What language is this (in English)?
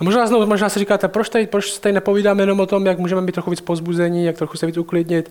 Czech